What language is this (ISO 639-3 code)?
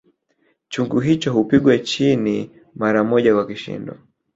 swa